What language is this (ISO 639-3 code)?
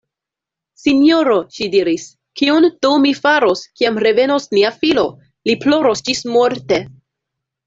epo